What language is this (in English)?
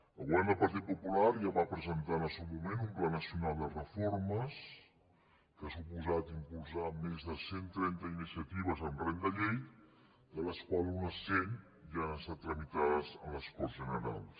Catalan